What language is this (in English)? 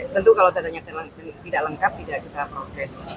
Indonesian